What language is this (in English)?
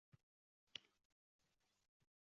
Uzbek